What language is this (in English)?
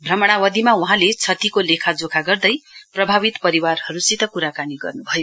Nepali